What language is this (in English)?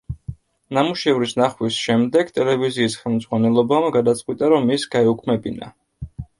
Georgian